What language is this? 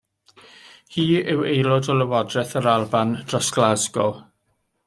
Welsh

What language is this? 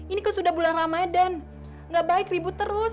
Indonesian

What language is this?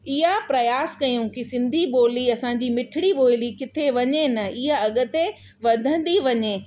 Sindhi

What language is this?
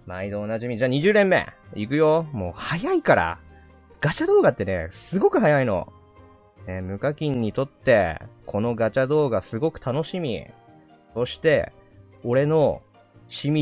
Japanese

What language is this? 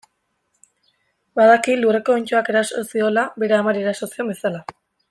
Basque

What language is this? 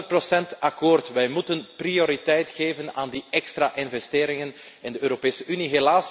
Dutch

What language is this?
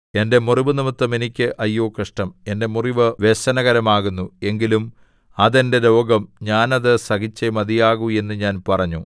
Malayalam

